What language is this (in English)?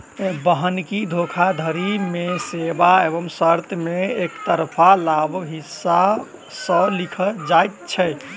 Maithili